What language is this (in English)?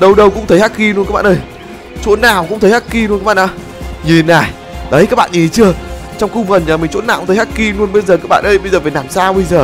Vietnamese